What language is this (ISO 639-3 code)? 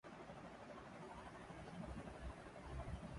urd